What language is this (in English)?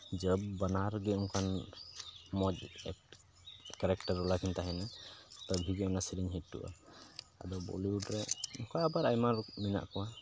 Santali